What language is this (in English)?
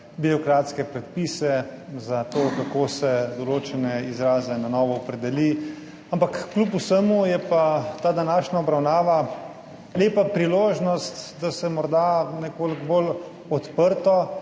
Slovenian